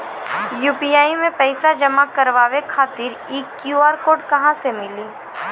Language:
Maithili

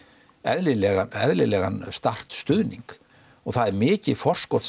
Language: Icelandic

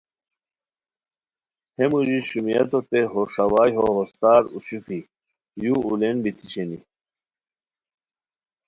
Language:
Khowar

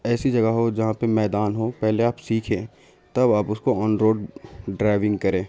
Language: Urdu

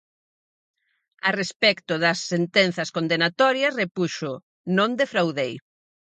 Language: Galician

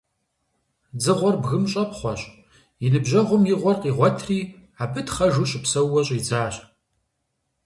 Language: Kabardian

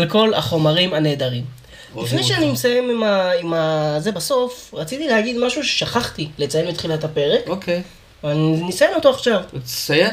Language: Hebrew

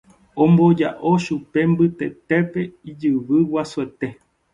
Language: Guarani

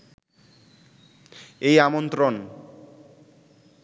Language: Bangla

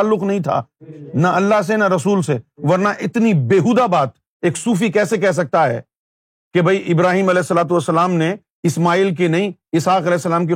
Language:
Urdu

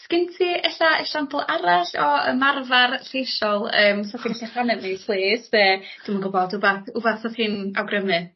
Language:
Welsh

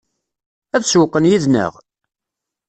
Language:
Kabyle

